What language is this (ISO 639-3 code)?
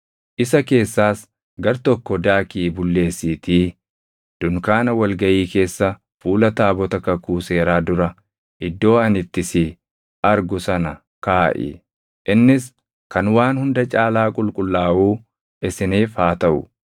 orm